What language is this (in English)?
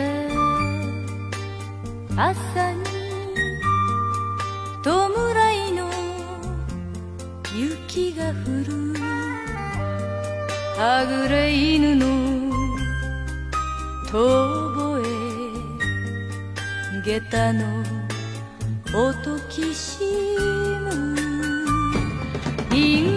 Korean